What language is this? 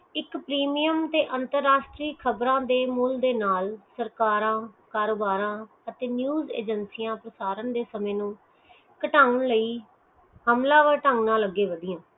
Punjabi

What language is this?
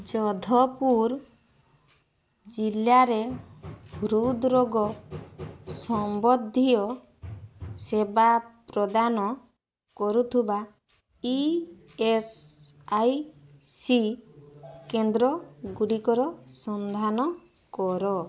Odia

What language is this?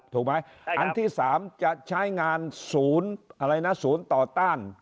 Thai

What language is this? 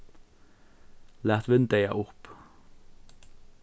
Faroese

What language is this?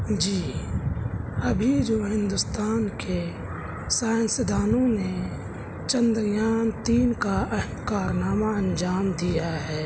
Urdu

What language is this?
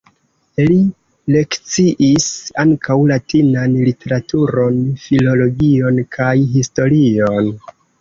Esperanto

